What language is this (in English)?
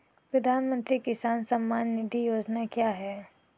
Hindi